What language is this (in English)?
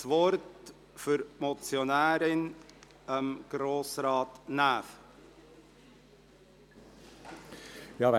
Swiss German